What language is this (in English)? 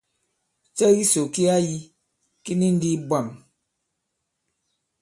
Bankon